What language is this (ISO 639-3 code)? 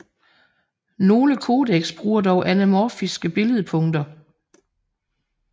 dan